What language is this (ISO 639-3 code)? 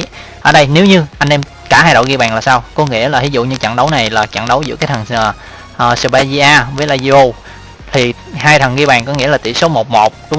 vie